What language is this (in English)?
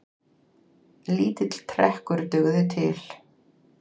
Icelandic